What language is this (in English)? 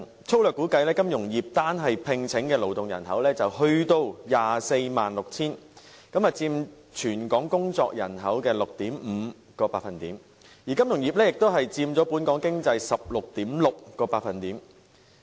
Cantonese